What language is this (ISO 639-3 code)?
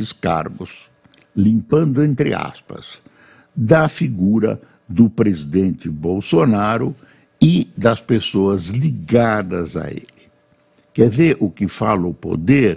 por